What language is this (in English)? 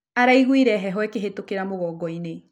Kikuyu